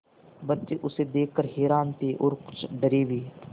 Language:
Hindi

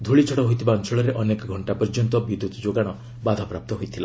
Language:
Odia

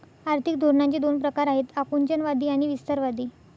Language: Marathi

